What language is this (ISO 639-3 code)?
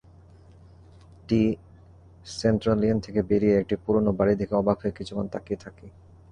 ben